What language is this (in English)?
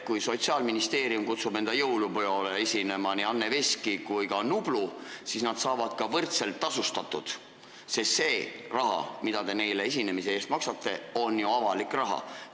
Estonian